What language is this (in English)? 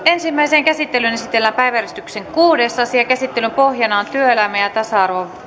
Finnish